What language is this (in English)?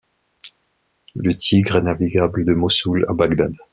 French